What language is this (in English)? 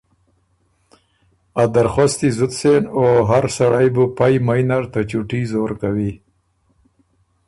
Ormuri